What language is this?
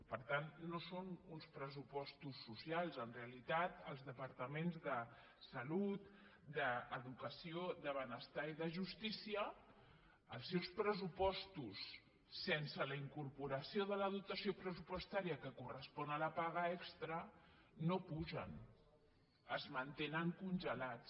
Catalan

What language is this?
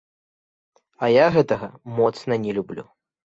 Belarusian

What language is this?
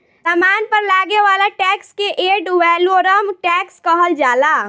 Bhojpuri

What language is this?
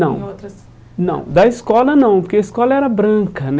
Portuguese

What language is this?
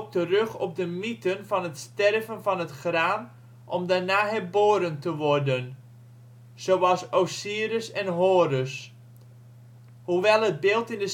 Dutch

